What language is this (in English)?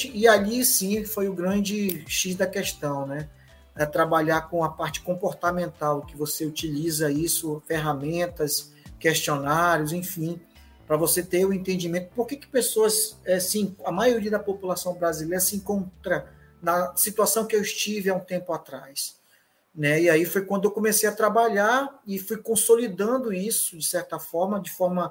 Portuguese